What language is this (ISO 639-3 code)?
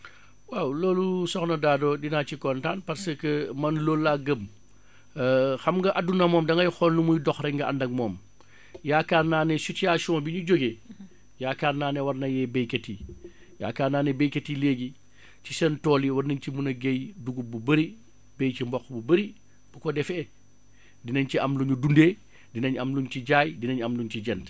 wol